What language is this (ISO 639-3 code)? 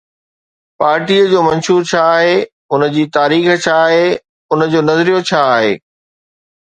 snd